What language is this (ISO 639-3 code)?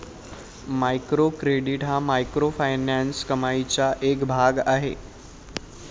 mar